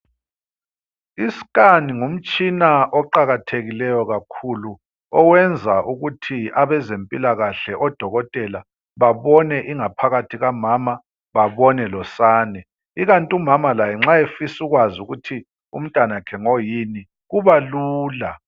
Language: North Ndebele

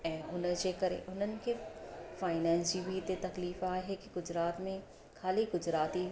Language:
Sindhi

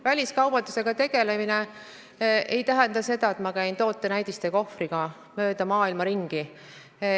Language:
Estonian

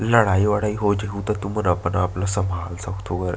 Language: Chhattisgarhi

